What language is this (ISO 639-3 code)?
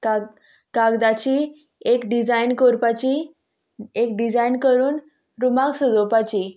kok